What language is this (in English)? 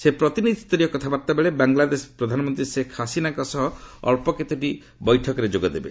Odia